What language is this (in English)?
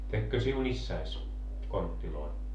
Finnish